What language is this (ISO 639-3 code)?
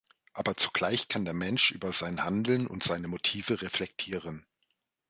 deu